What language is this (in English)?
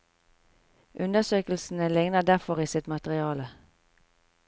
Norwegian